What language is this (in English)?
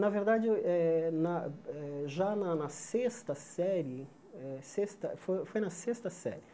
Portuguese